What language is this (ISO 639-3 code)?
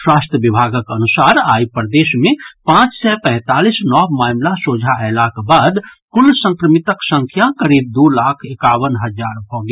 mai